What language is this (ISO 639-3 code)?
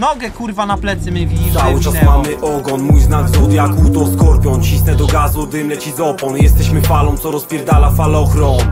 pol